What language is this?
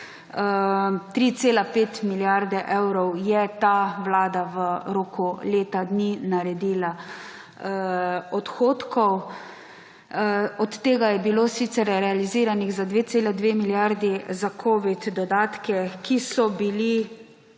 Slovenian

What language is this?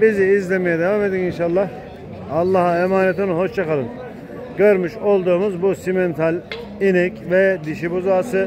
Turkish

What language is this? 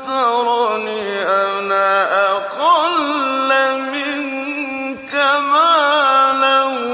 Arabic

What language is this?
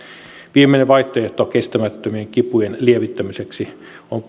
Finnish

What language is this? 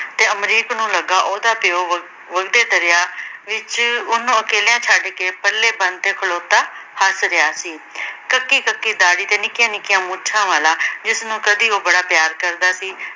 Punjabi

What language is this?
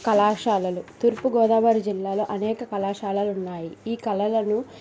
Telugu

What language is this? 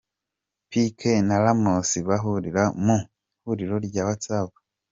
Kinyarwanda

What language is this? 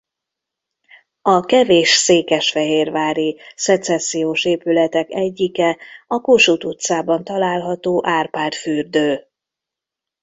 Hungarian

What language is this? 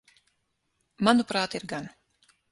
Latvian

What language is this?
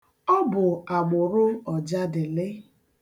Igbo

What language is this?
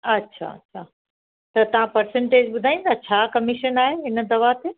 Sindhi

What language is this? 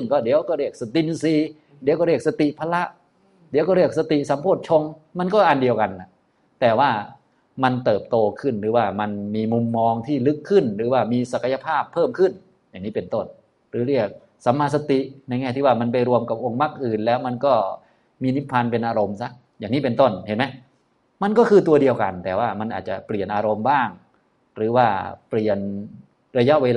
Thai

